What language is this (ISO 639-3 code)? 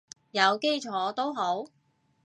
yue